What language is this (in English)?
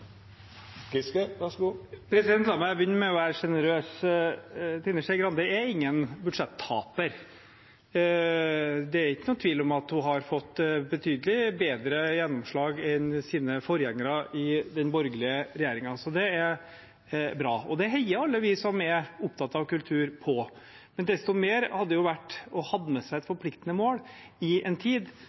Norwegian